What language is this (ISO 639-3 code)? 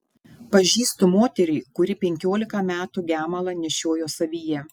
lit